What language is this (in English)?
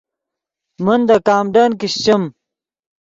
Yidgha